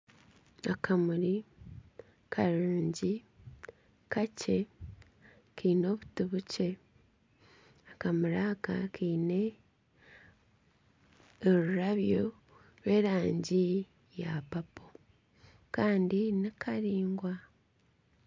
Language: Nyankole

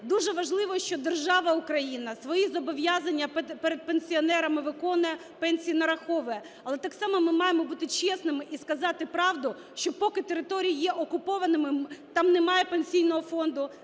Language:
Ukrainian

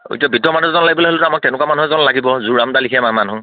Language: Assamese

